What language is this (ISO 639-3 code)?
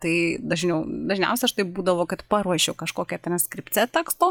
lit